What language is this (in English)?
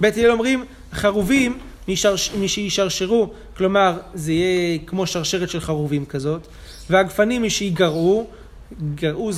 Hebrew